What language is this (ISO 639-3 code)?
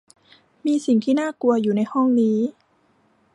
tha